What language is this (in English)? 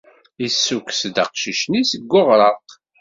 Kabyle